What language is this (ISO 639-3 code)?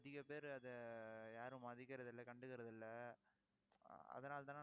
tam